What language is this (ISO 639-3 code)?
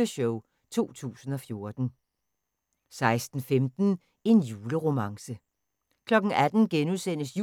dan